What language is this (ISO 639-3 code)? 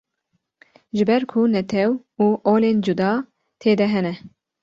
kur